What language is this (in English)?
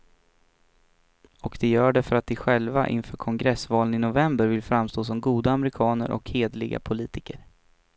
Swedish